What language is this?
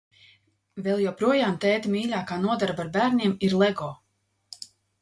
Latvian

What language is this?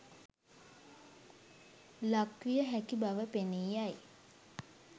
Sinhala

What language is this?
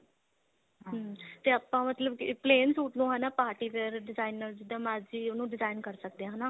Punjabi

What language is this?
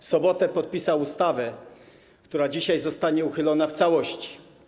Polish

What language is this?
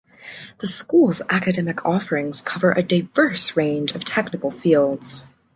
English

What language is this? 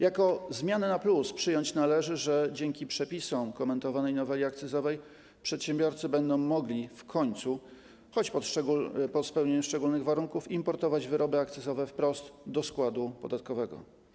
Polish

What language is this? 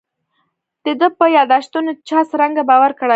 Pashto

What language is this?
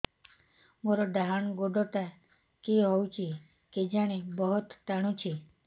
Odia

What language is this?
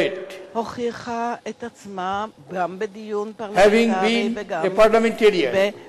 Hebrew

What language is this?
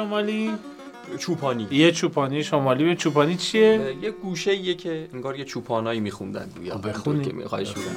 Persian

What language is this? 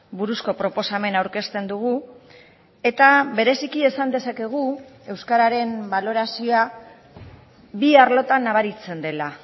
Basque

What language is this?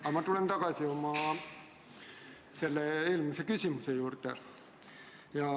Estonian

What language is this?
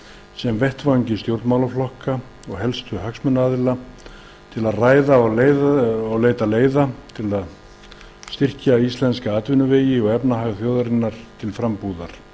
Icelandic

